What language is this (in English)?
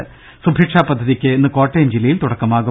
Malayalam